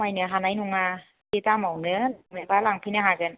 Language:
Bodo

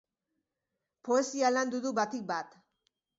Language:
Basque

